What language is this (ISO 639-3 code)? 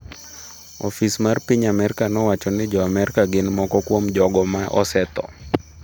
luo